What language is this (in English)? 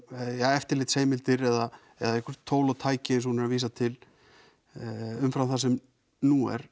Icelandic